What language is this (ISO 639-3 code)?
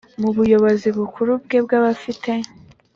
kin